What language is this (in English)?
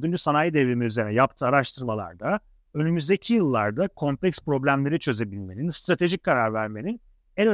Turkish